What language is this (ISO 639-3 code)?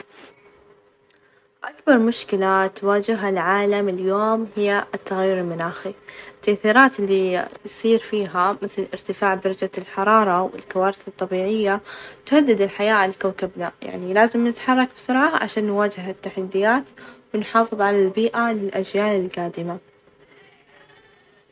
ars